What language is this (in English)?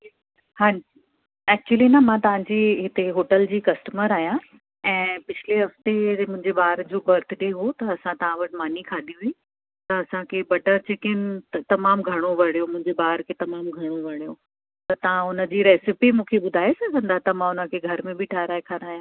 Sindhi